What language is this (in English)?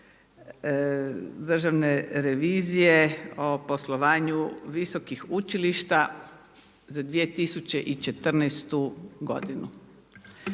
Croatian